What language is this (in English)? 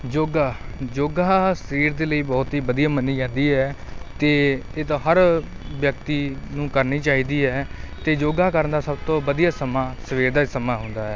Punjabi